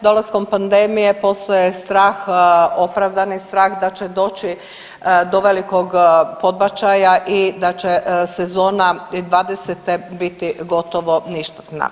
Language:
Croatian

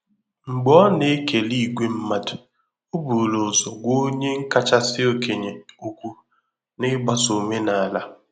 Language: Igbo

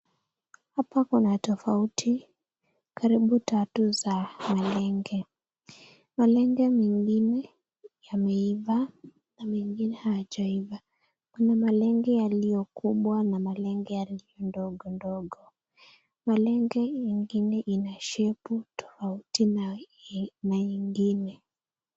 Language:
Swahili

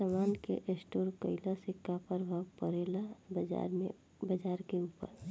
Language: Bhojpuri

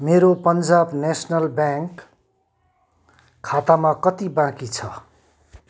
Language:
Nepali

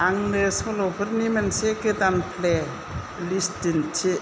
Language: Bodo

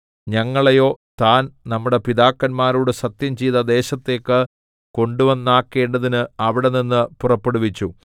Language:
Malayalam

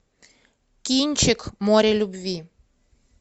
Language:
Russian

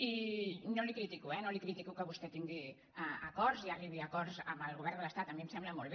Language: Catalan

